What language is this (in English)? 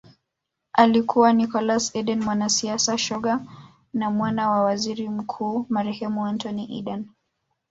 Swahili